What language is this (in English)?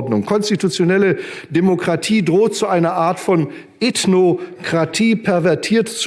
German